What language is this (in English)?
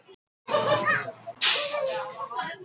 Icelandic